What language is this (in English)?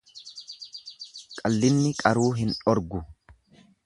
Oromo